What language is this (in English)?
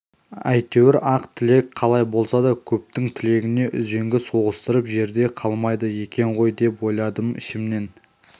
Kazakh